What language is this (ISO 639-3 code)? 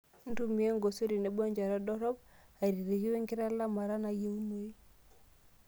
mas